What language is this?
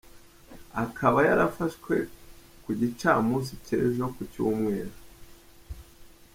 Kinyarwanda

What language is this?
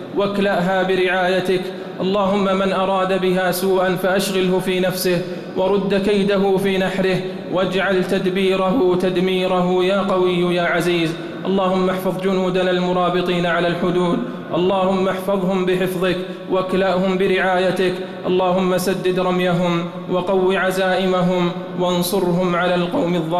Arabic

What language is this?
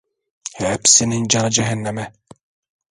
Turkish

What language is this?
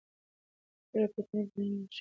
Pashto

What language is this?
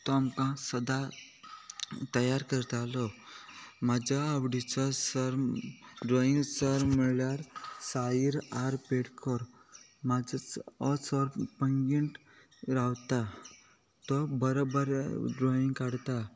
Konkani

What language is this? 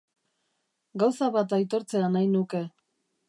Basque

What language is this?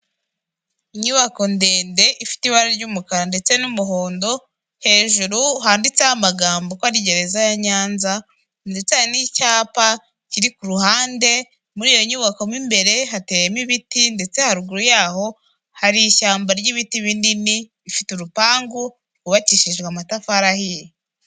Kinyarwanda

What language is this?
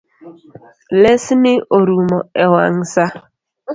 Luo (Kenya and Tanzania)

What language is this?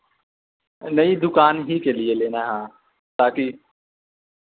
Urdu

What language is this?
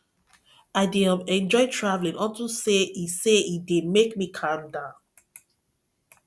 Nigerian Pidgin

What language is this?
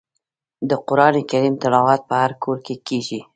Pashto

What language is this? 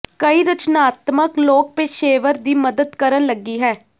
Punjabi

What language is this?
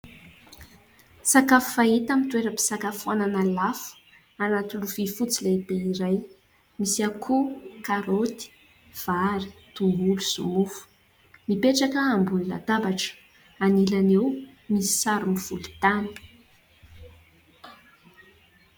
Malagasy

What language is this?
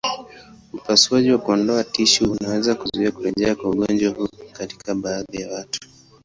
Swahili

